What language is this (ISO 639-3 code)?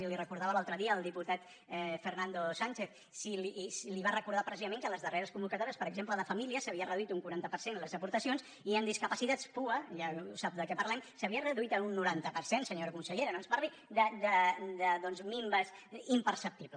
cat